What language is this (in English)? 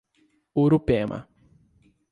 Portuguese